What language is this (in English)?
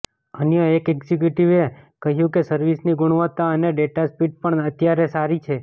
Gujarati